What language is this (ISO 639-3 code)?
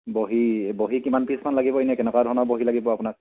asm